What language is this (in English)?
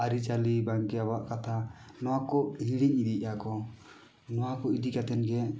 Santali